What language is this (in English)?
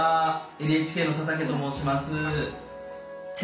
Japanese